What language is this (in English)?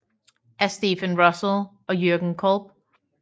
Danish